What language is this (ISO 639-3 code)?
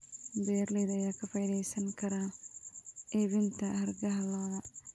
som